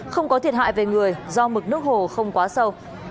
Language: Vietnamese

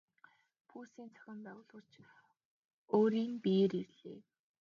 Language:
Mongolian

